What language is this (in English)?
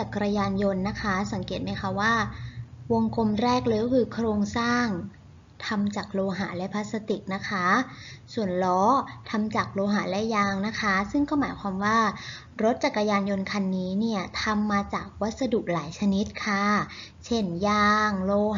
Thai